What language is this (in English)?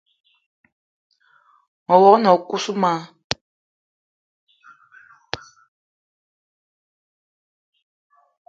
Eton (Cameroon)